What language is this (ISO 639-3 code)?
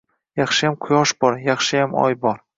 uzb